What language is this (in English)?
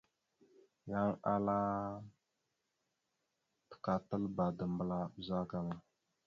Mada (Cameroon)